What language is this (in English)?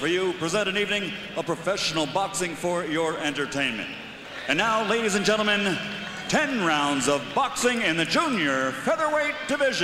Japanese